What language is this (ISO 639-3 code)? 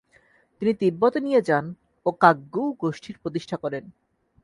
ben